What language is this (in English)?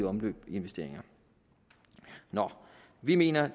Danish